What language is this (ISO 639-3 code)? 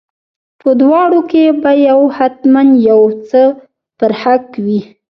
pus